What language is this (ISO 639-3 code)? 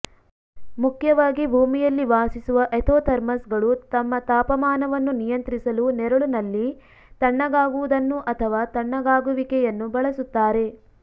kan